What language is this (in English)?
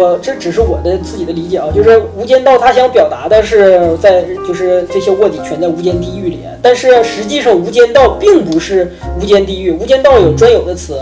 Chinese